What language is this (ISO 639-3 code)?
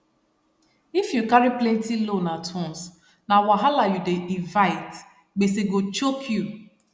pcm